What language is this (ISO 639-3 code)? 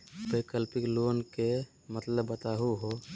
mag